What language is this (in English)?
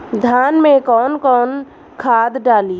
Bhojpuri